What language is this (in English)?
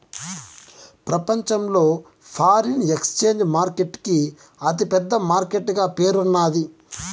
Telugu